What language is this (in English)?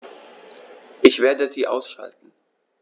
German